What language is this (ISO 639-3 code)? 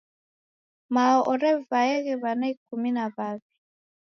dav